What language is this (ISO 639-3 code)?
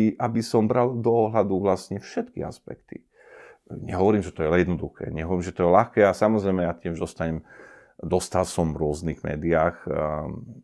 slk